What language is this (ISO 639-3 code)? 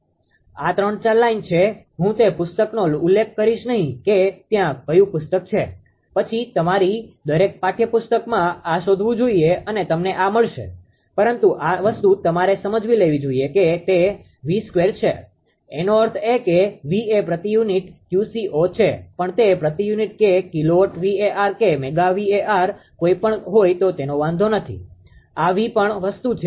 guj